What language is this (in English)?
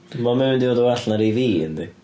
Welsh